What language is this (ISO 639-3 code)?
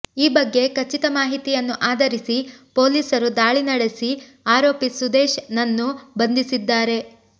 kan